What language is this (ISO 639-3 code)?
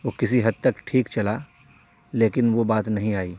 urd